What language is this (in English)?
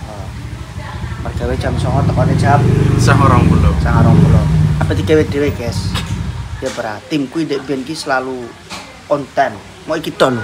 Indonesian